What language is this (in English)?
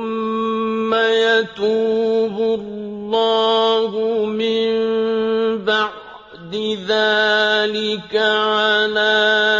Arabic